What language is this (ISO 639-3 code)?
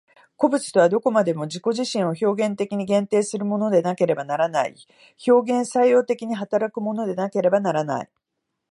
jpn